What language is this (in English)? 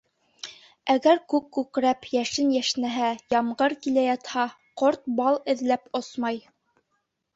Bashkir